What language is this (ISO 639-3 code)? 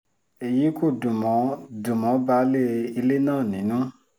yor